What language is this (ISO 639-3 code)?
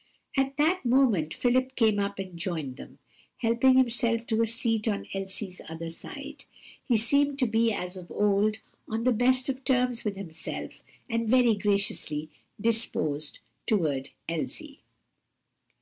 eng